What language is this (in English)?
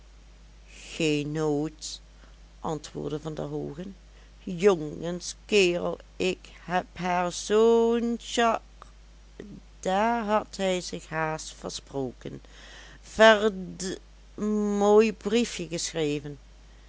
Dutch